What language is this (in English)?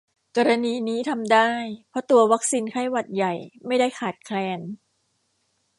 Thai